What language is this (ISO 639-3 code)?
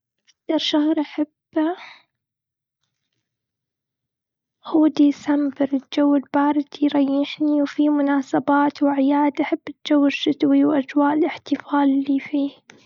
afb